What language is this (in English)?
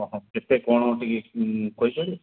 Odia